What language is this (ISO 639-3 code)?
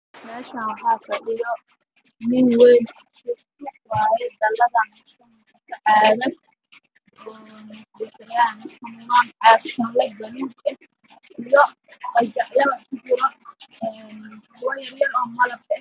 som